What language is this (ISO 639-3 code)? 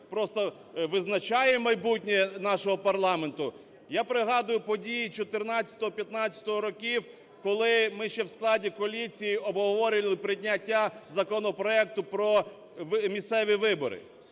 ukr